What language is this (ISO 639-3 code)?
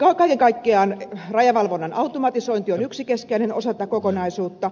fin